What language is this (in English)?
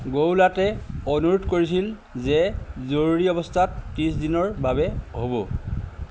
Assamese